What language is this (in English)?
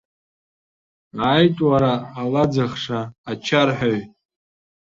Abkhazian